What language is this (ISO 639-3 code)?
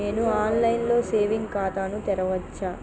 tel